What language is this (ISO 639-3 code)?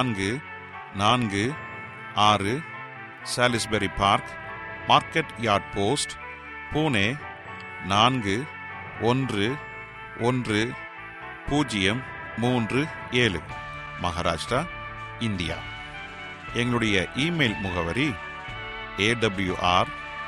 tam